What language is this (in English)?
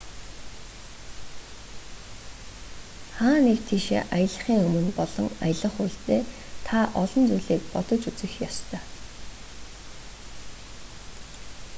Mongolian